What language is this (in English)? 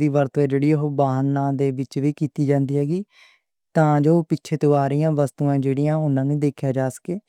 Western Panjabi